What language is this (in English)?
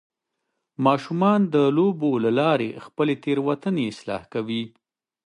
Pashto